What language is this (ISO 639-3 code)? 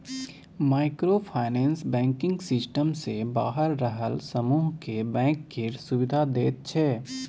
mai